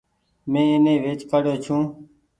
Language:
Goaria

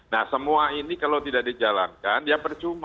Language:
Indonesian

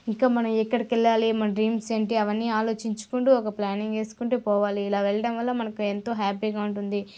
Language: Telugu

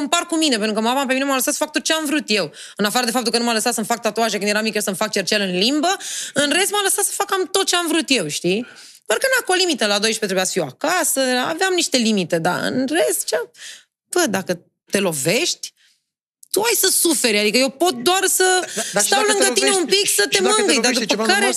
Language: Romanian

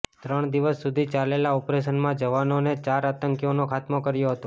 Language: Gujarati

